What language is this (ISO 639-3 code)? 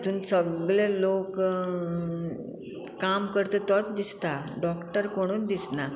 kok